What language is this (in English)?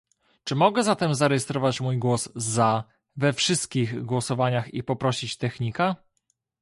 Polish